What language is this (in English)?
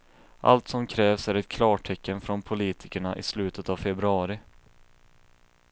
Swedish